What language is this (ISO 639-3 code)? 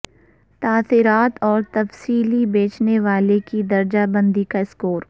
urd